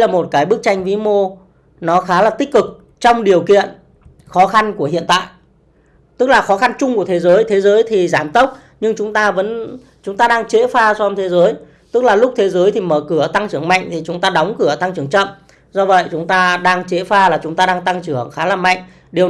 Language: Vietnamese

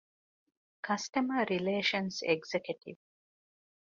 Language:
Divehi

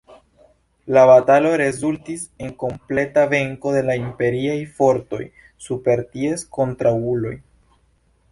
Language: Esperanto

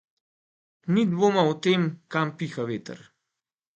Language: Slovenian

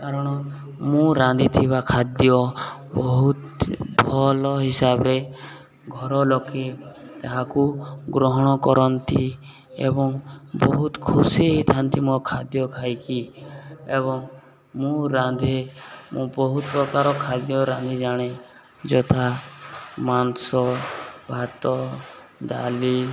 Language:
Odia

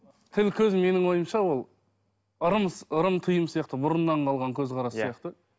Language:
Kazakh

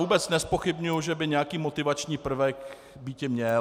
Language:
Czech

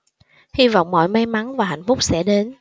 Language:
Vietnamese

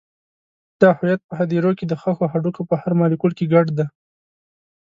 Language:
Pashto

